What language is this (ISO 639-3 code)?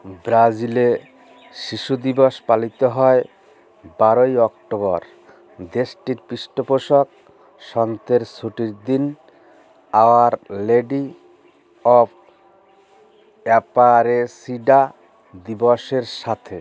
ben